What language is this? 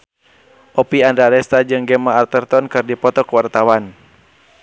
Sundanese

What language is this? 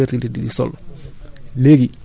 Wolof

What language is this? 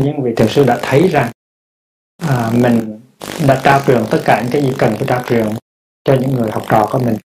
Vietnamese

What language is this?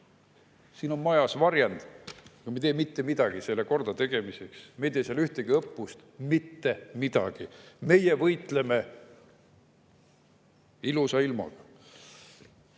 Estonian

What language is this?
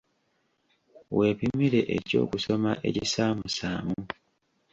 Ganda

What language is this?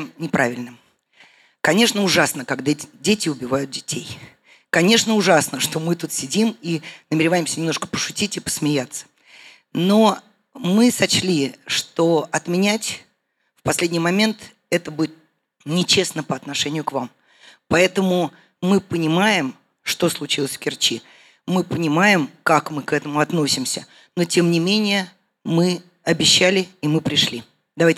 Russian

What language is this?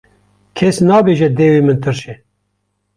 Kurdish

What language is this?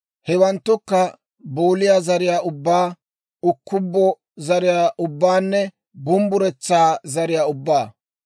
Dawro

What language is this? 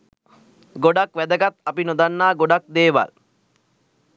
Sinhala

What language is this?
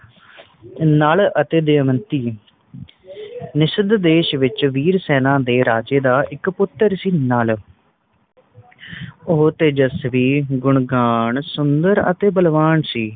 Punjabi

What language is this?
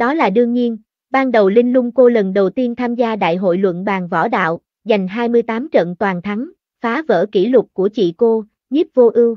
Vietnamese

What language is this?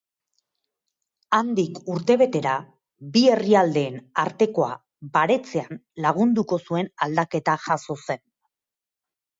Basque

